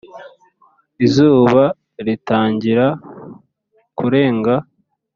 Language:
Kinyarwanda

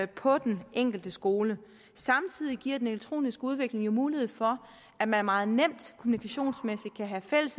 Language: Danish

